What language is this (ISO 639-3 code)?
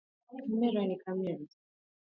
swa